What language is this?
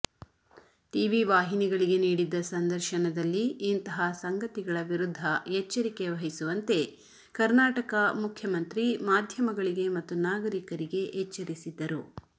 Kannada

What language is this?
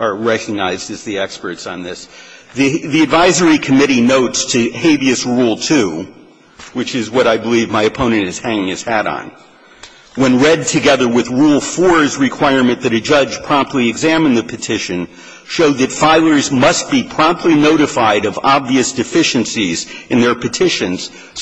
English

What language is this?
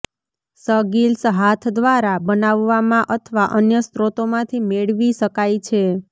Gujarati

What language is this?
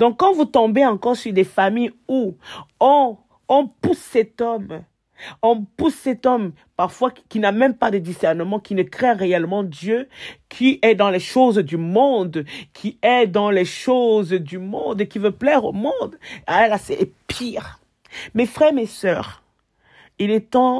French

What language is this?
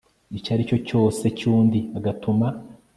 Kinyarwanda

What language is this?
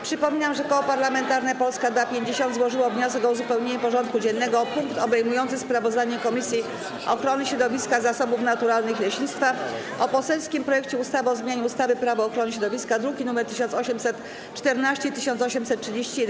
Polish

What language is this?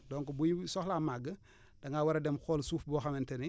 Wolof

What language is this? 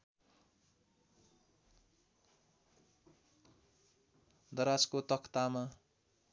Nepali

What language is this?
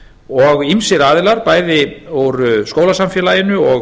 Icelandic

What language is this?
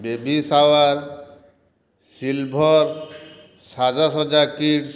Odia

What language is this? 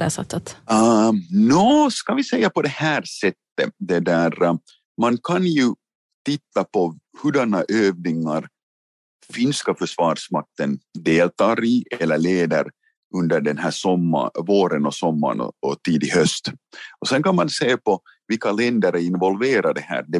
Swedish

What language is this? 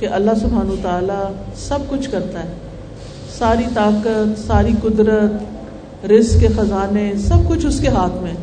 Urdu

